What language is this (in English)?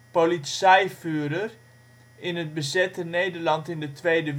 Dutch